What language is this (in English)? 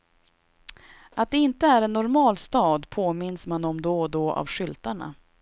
Swedish